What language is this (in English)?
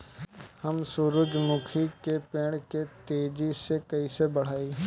Bhojpuri